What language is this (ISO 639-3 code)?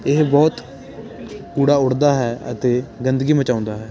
pan